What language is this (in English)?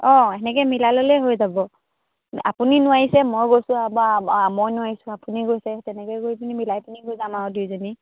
Assamese